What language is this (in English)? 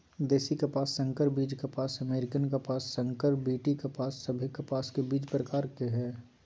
Magahi